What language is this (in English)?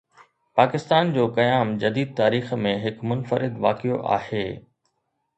Sindhi